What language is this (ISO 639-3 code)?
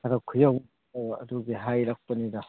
mni